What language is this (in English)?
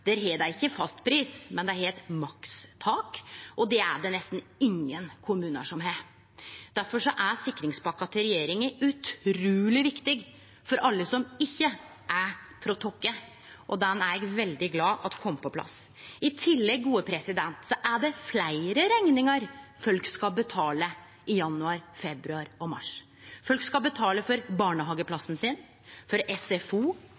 Norwegian Nynorsk